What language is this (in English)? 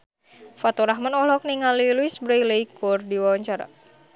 Sundanese